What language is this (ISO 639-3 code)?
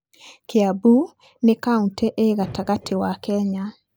kik